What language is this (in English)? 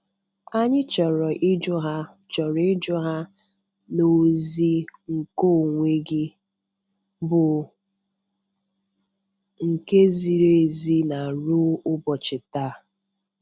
Igbo